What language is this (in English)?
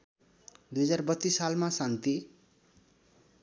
Nepali